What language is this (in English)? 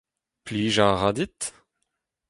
Breton